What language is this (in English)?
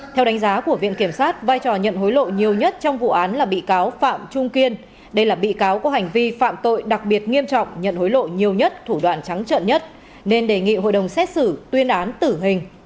Vietnamese